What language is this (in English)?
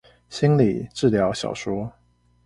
Chinese